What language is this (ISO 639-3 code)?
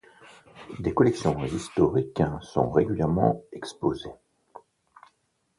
fra